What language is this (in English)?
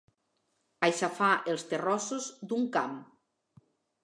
Catalan